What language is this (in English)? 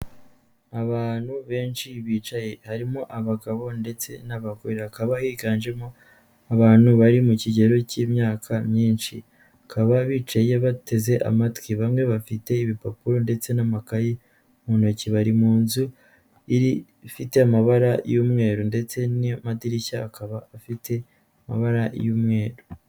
Kinyarwanda